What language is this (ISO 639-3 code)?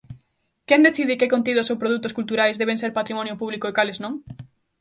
glg